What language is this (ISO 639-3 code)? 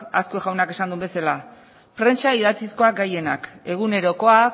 eus